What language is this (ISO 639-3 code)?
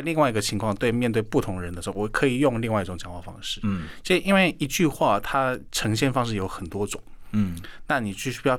zho